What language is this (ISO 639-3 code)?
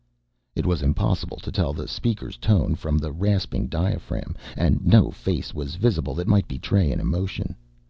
eng